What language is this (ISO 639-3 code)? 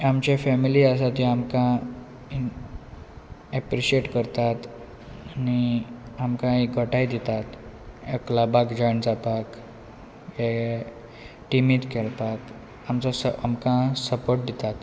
kok